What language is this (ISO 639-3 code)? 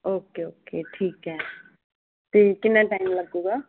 pan